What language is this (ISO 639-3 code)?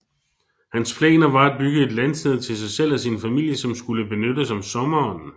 dan